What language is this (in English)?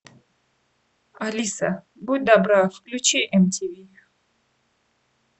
Russian